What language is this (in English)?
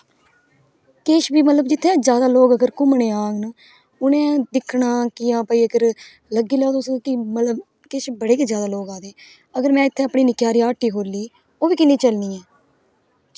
Dogri